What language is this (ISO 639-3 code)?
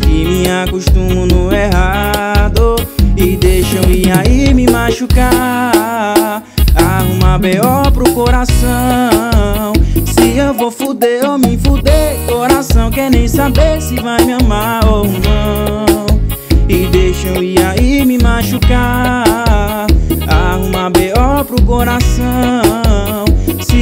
por